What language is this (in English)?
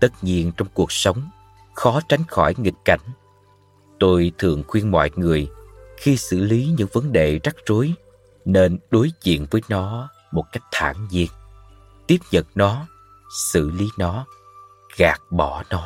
Vietnamese